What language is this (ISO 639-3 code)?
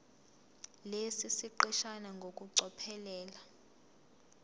zul